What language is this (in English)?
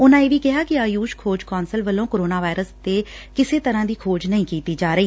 Punjabi